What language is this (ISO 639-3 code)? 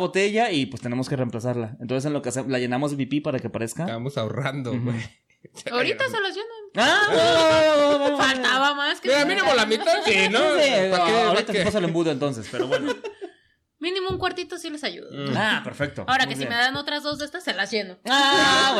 spa